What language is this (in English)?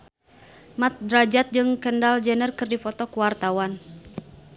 Sundanese